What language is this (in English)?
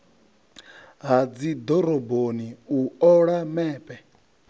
Venda